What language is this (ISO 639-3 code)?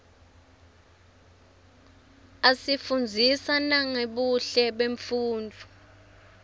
ssw